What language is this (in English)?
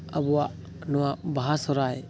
Santali